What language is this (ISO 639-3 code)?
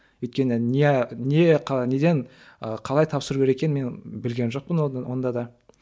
kaz